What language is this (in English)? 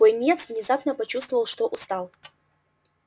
Russian